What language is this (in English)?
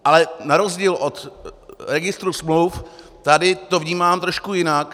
Czech